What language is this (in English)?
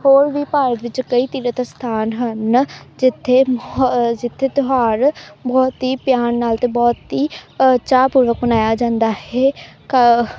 Punjabi